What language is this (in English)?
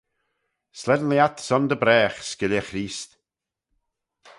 Manx